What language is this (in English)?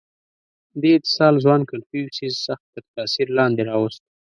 Pashto